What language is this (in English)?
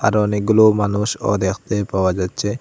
Bangla